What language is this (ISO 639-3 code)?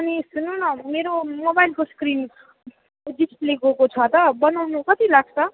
nep